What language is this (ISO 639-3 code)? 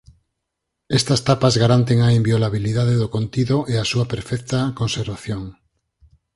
glg